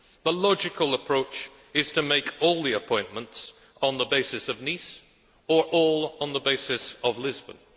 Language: English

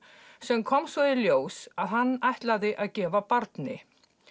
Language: Icelandic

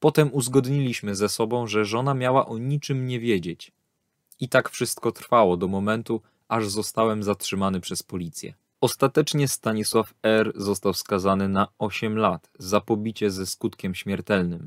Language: Polish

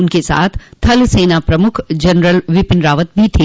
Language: Hindi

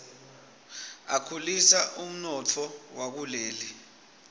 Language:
Swati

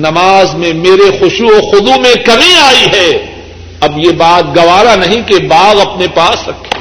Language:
Urdu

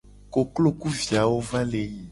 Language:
Gen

